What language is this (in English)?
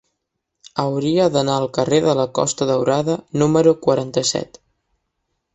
Catalan